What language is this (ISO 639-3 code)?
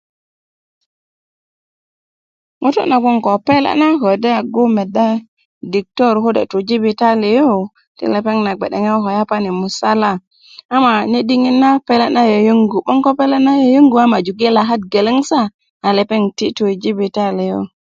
ukv